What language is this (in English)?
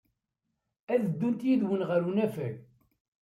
Kabyle